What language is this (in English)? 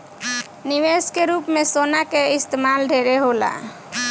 Bhojpuri